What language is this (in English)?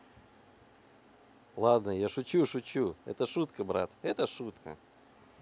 Russian